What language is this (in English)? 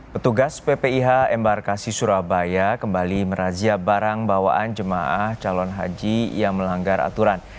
Indonesian